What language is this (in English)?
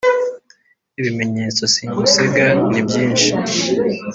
Kinyarwanda